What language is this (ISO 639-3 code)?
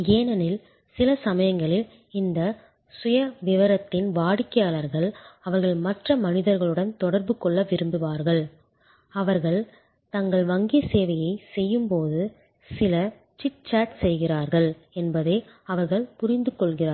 tam